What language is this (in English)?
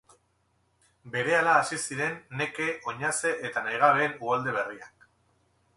Basque